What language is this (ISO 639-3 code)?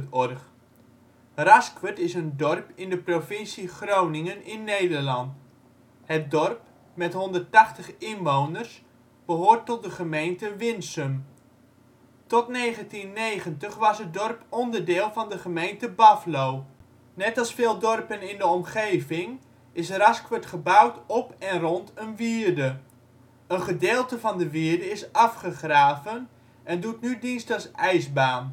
nld